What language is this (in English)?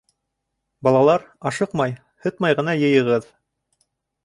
Bashkir